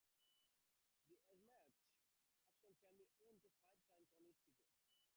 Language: English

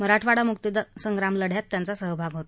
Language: Marathi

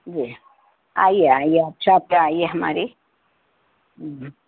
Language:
Urdu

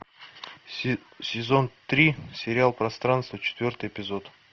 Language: Russian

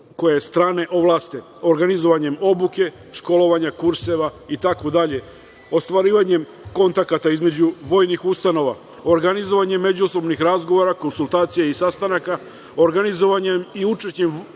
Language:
Serbian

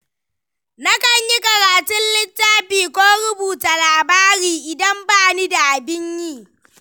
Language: Hausa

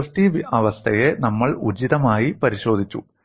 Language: Malayalam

